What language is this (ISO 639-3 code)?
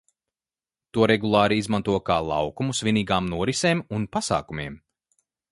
lav